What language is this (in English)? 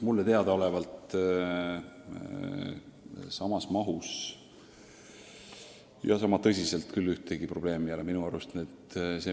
Estonian